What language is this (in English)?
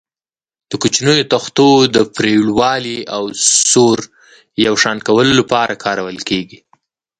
Pashto